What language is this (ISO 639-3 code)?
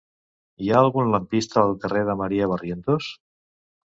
cat